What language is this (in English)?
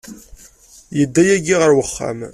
Kabyle